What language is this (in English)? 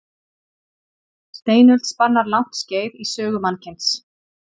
Icelandic